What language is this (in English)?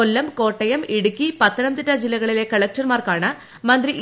Malayalam